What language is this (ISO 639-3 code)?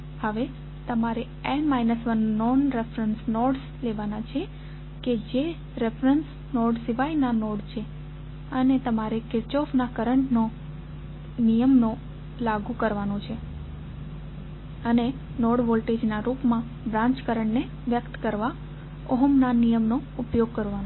guj